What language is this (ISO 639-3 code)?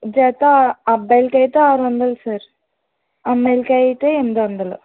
tel